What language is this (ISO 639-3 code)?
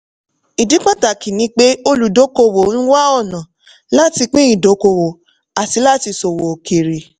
yor